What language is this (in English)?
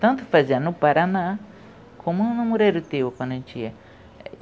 Portuguese